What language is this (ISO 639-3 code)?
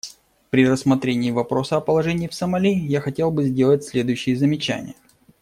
rus